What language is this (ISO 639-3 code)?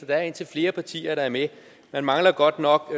dan